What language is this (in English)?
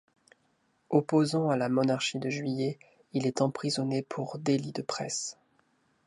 French